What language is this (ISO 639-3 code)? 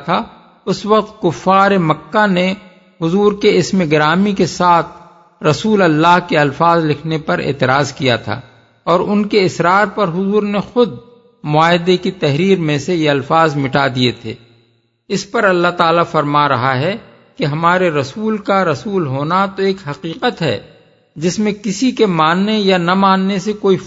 urd